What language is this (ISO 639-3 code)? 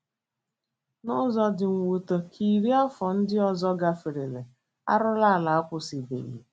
ibo